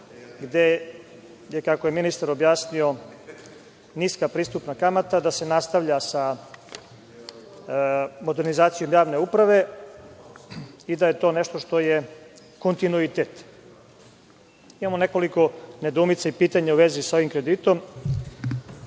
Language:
Serbian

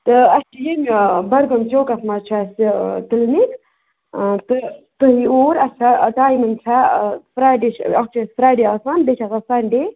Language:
Kashmiri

